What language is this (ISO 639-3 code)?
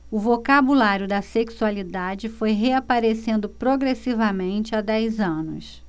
por